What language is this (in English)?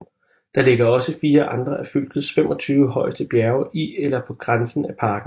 Danish